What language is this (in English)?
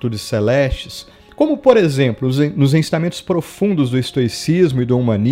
Portuguese